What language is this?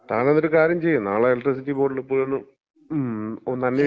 Malayalam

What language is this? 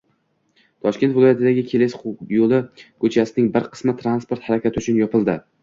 Uzbek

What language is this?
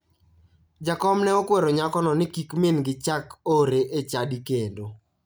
Luo (Kenya and Tanzania)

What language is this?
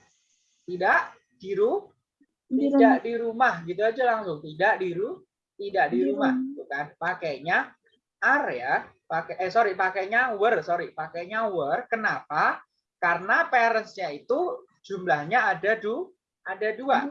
Indonesian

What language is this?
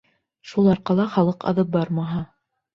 Bashkir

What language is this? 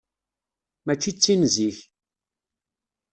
Kabyle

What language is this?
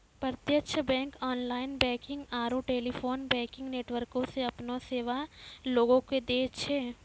Maithili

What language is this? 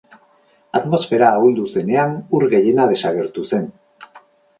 Basque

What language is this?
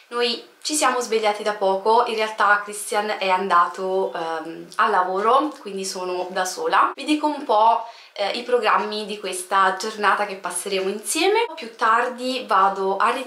Italian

